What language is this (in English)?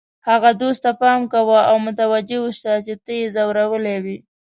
Pashto